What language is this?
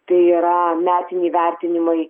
Lithuanian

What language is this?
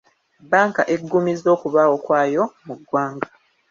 Ganda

